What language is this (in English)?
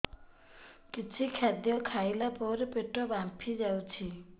Odia